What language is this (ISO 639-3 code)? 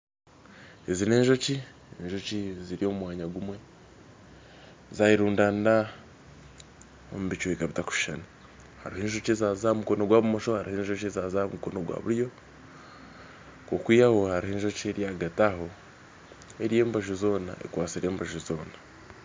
nyn